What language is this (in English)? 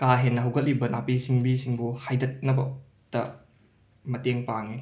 Manipuri